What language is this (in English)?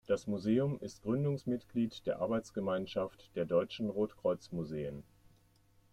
German